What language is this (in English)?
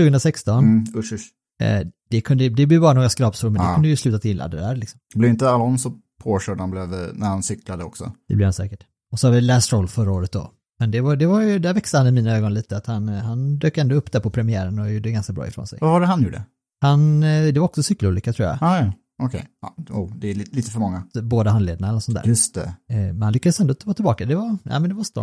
Swedish